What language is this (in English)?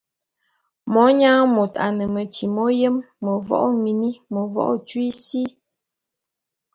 Bulu